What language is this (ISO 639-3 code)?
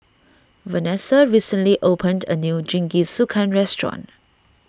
eng